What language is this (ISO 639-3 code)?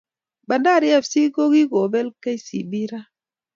kln